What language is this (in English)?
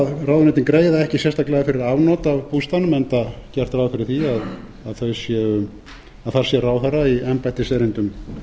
Icelandic